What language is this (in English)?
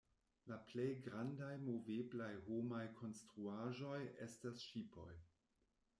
Esperanto